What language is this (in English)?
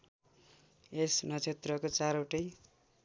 Nepali